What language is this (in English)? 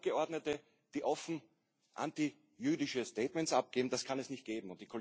German